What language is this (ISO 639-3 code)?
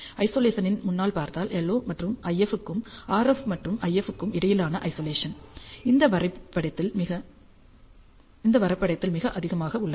tam